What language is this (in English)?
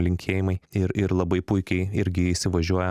Lithuanian